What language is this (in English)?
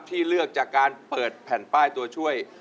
Thai